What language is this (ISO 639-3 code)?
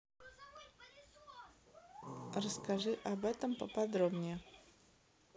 rus